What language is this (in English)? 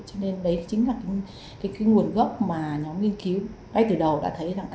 Vietnamese